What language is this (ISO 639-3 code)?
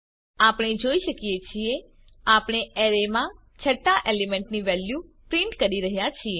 guj